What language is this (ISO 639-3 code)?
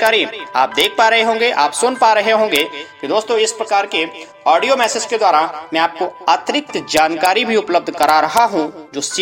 hin